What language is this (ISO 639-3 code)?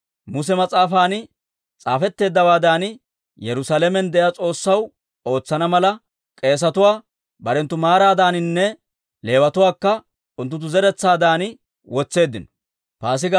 dwr